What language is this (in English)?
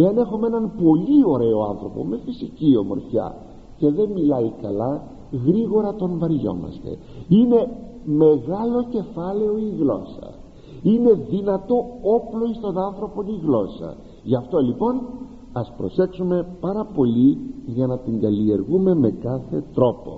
Greek